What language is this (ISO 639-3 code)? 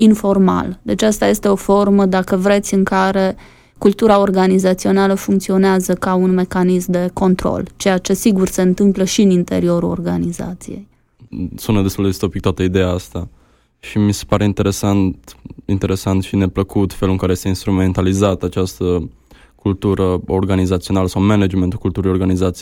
ron